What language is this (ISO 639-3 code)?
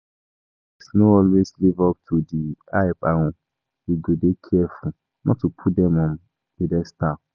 pcm